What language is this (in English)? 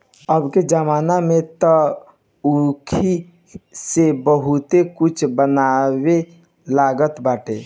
Bhojpuri